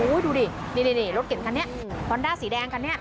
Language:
Thai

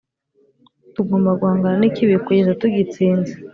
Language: Kinyarwanda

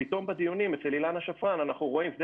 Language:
Hebrew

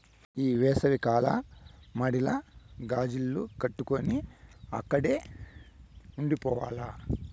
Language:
Telugu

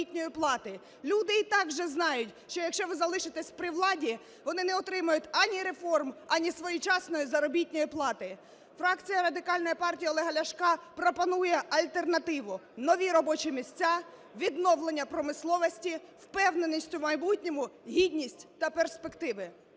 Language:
Ukrainian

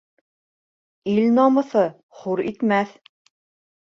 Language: Bashkir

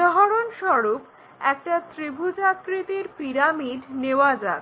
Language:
Bangla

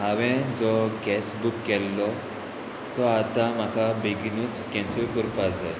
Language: Konkani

